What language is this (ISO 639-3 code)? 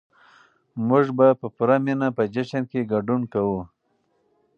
pus